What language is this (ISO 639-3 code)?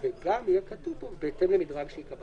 heb